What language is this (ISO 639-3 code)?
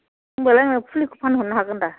brx